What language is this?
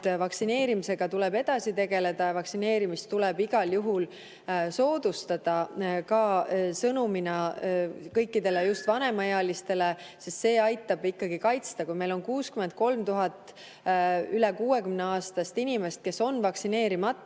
Estonian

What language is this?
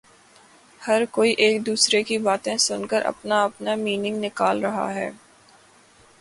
Urdu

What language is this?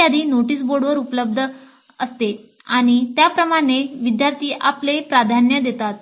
Marathi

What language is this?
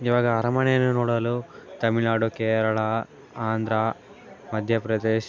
Kannada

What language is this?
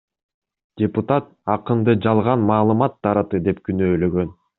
Kyrgyz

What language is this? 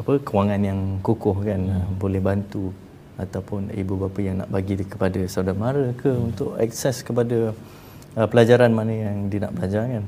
Malay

